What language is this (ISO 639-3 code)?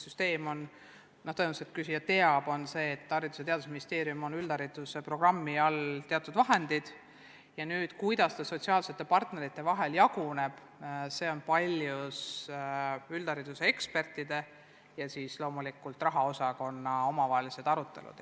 est